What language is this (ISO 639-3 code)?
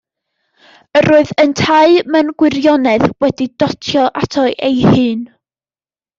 cym